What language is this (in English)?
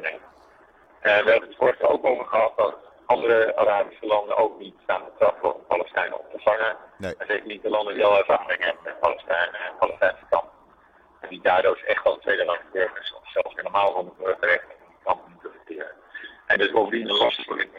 Dutch